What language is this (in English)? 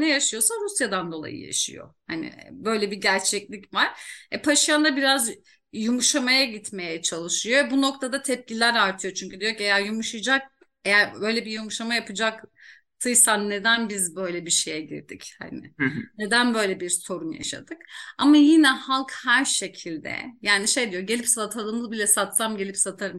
Turkish